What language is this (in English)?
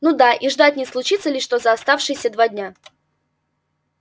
Russian